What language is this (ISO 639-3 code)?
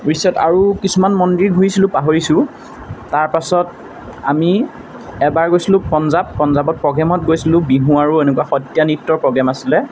asm